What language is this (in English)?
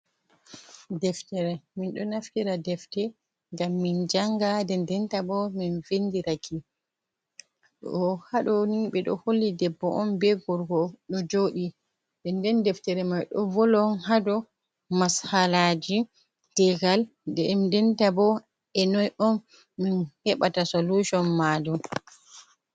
Fula